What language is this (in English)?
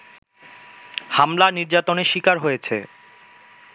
Bangla